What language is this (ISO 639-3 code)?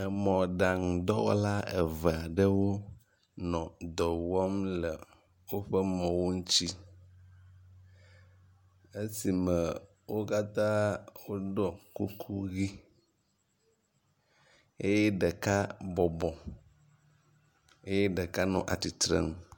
ewe